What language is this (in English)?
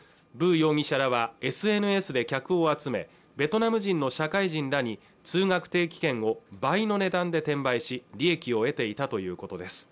Japanese